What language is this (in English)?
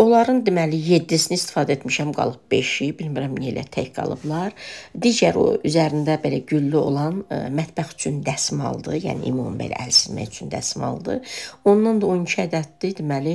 Turkish